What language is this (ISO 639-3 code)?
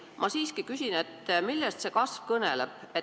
est